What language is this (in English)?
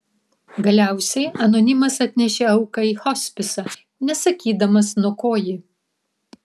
Lithuanian